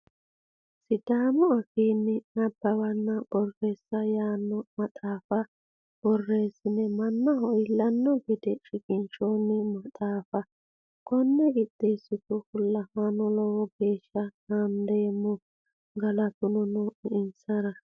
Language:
Sidamo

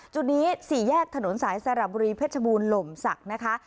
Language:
Thai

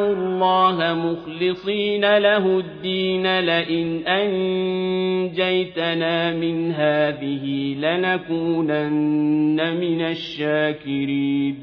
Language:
Arabic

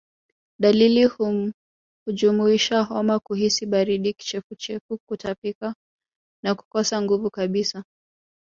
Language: Swahili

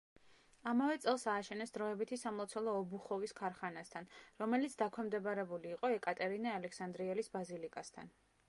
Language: Georgian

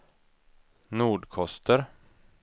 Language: Swedish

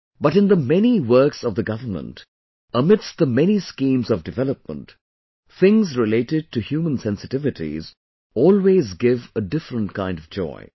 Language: English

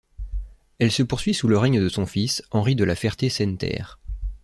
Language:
French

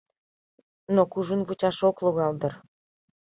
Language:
Mari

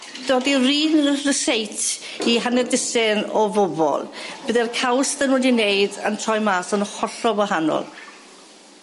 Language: Welsh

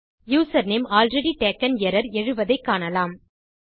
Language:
Tamil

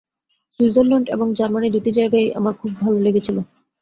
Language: Bangla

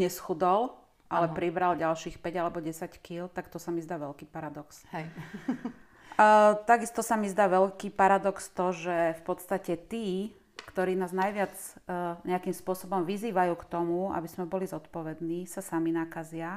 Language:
Slovak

